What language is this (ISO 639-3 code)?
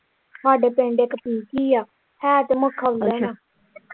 pan